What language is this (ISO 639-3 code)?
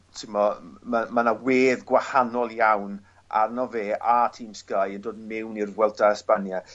cym